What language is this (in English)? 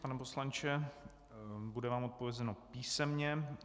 Czech